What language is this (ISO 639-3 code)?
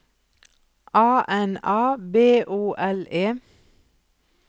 nor